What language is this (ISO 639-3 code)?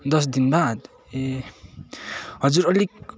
nep